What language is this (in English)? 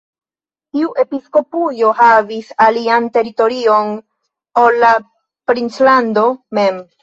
Esperanto